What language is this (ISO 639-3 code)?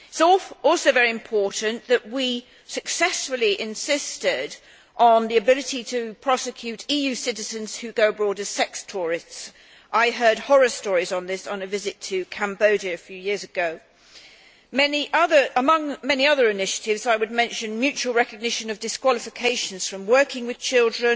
eng